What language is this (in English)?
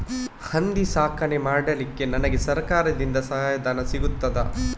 Kannada